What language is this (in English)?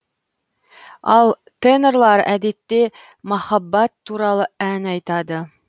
Kazakh